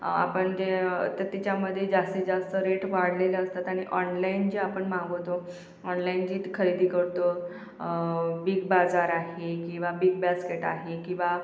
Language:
Marathi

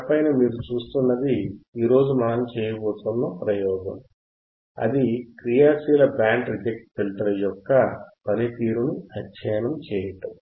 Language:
Telugu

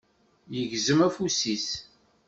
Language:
Kabyle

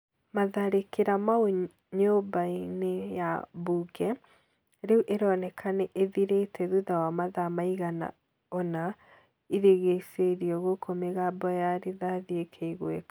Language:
Kikuyu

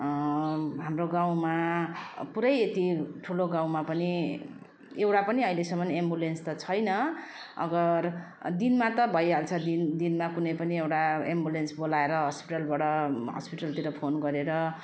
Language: Nepali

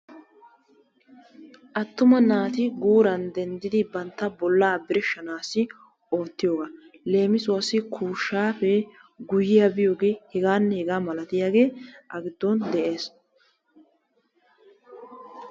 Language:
Wolaytta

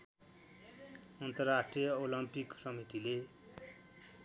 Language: Nepali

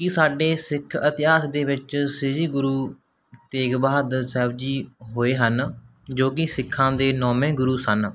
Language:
Punjabi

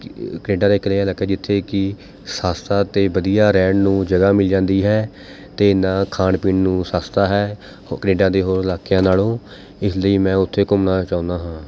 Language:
Punjabi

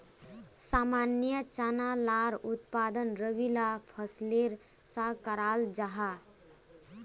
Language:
Magahi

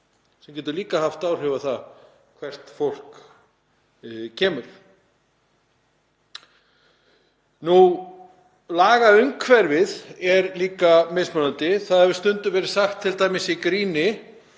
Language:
Icelandic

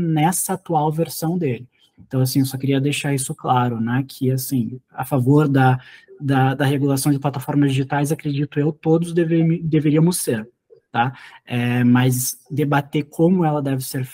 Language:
Portuguese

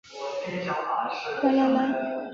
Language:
Chinese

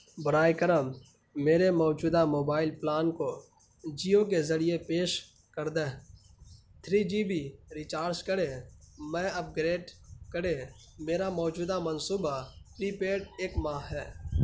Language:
Urdu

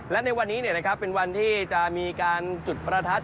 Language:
Thai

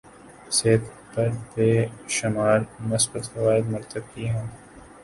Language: Urdu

